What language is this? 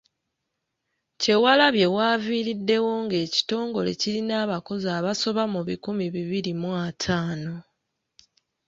Ganda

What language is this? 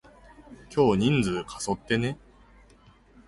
Japanese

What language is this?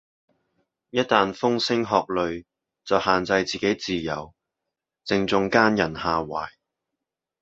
Cantonese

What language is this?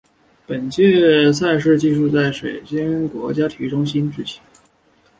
Chinese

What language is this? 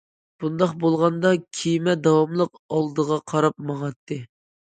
Uyghur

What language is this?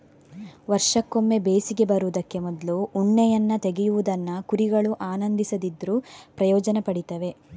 Kannada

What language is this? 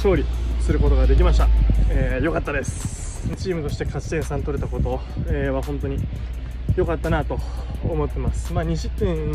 Japanese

